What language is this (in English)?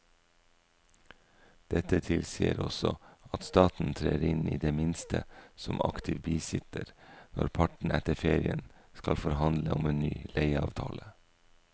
Norwegian